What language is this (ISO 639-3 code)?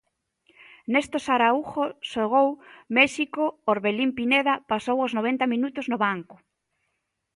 glg